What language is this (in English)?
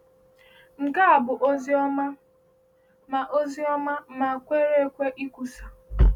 Igbo